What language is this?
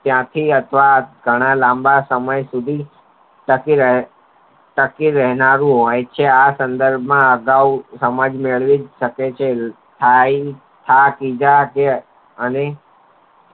Gujarati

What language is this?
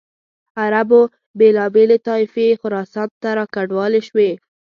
Pashto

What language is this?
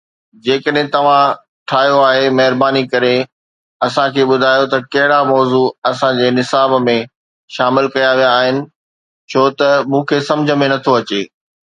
Sindhi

